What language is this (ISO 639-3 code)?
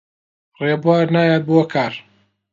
ckb